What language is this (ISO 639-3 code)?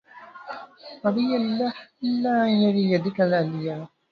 ara